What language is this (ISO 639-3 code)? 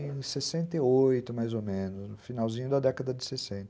por